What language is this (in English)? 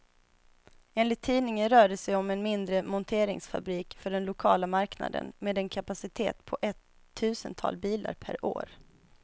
Swedish